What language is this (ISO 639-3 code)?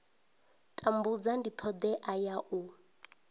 ven